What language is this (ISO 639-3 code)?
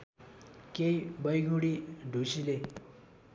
nep